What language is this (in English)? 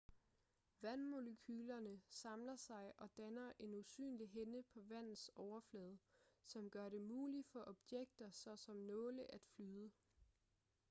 Danish